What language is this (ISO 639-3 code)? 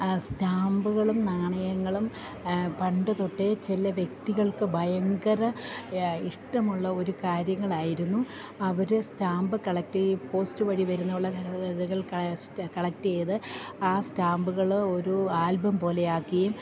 mal